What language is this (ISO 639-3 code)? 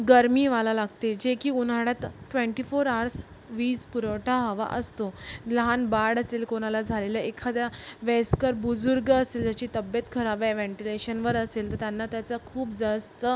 mar